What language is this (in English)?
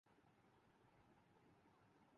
Urdu